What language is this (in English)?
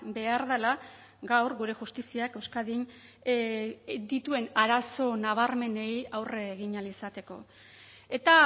Basque